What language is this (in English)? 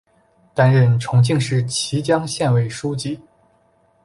Chinese